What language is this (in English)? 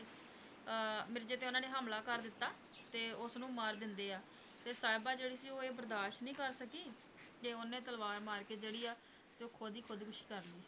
Punjabi